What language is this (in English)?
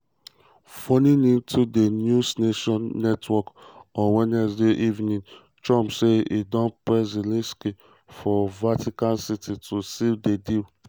Nigerian Pidgin